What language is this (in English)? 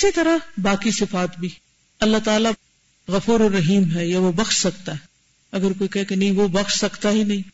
Urdu